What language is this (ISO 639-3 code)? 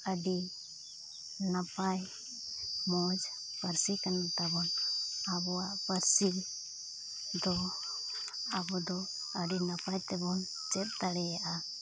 sat